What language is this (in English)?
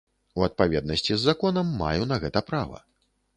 Belarusian